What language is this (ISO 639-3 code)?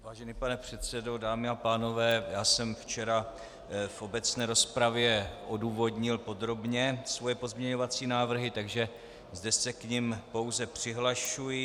ces